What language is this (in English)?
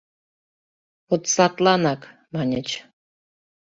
Mari